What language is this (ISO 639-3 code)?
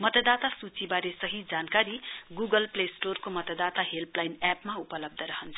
nep